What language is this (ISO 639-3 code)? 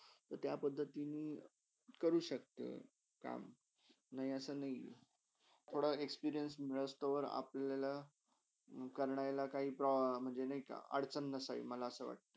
mar